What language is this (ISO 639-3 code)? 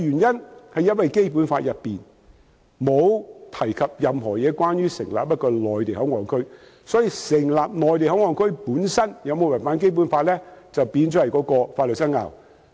yue